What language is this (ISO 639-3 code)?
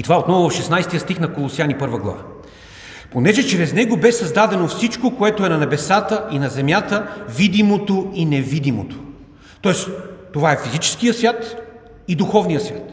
bul